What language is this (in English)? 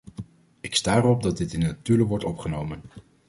Dutch